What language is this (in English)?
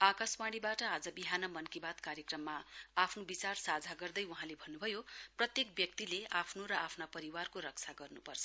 Nepali